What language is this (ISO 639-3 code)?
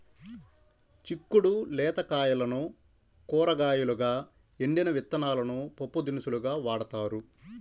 tel